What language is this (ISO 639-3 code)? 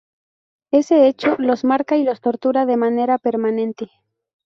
spa